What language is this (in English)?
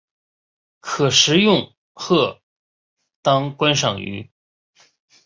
Chinese